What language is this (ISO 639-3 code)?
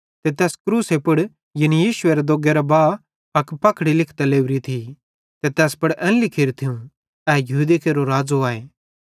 bhd